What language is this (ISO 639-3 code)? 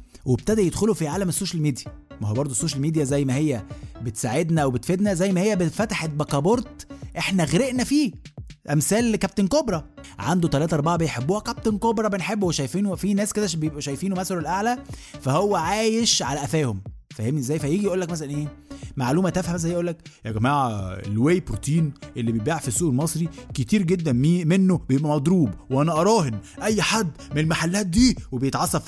ara